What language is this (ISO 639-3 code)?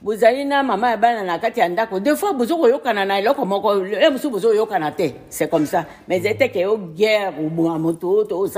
fra